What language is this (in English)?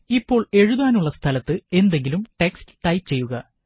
Malayalam